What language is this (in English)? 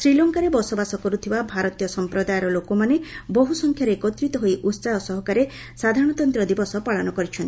Odia